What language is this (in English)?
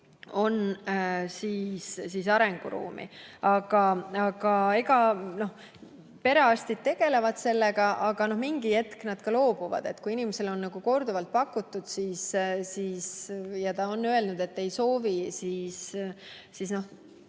Estonian